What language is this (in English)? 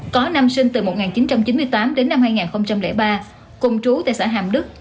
Vietnamese